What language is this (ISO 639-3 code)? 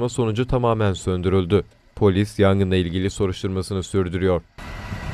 tur